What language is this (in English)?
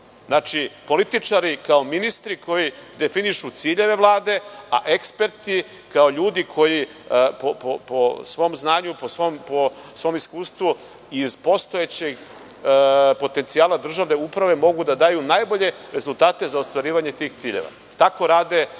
Serbian